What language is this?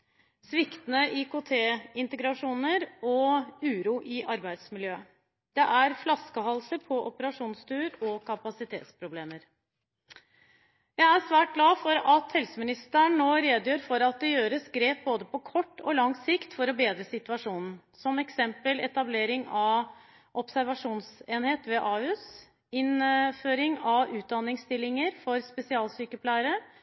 Norwegian Bokmål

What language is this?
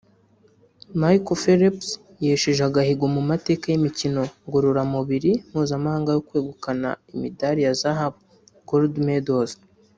Kinyarwanda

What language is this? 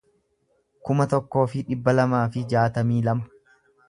Oromo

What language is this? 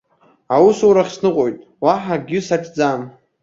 Abkhazian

